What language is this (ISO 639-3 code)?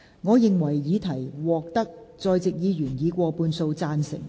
yue